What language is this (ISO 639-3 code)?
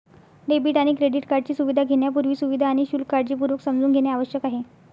mar